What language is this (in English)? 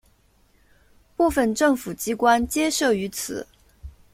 Chinese